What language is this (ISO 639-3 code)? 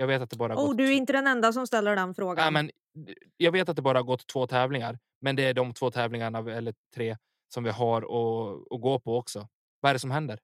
swe